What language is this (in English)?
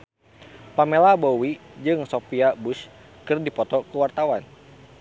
Sundanese